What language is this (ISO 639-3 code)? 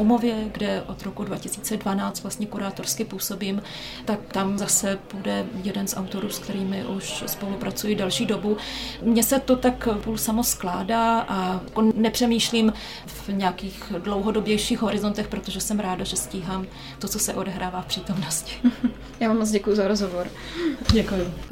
ces